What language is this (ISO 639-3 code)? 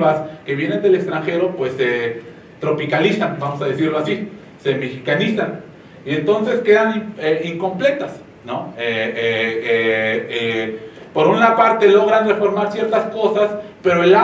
spa